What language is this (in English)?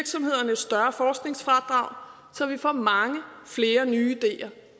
Danish